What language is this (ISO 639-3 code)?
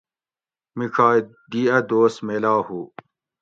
gwc